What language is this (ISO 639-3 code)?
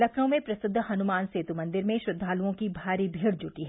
hin